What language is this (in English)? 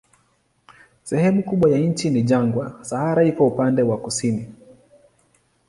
Swahili